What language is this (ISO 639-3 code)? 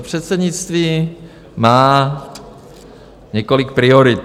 ces